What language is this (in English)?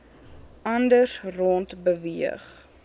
Afrikaans